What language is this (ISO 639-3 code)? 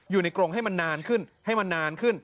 tha